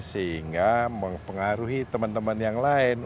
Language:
Indonesian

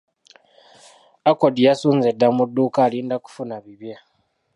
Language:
Ganda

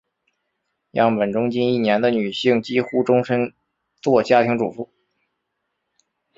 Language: Chinese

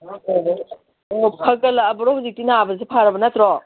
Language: Manipuri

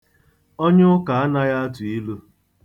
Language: Igbo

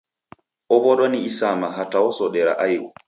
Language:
Taita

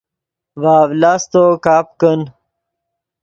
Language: Yidgha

